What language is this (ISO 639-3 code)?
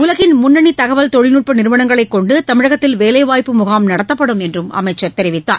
tam